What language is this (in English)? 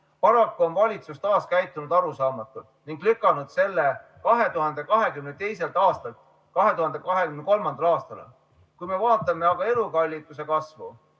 Estonian